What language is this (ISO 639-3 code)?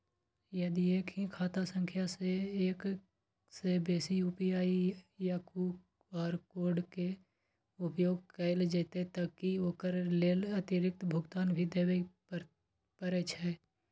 mai